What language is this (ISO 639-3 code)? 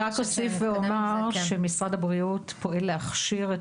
heb